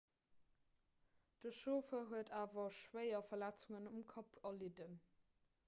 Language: Luxembourgish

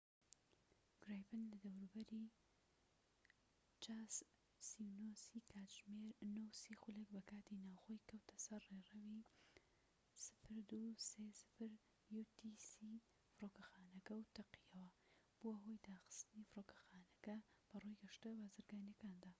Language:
Central Kurdish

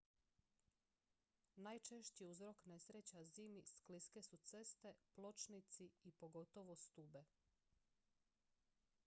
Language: Croatian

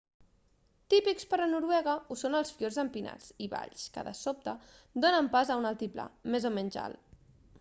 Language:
Catalan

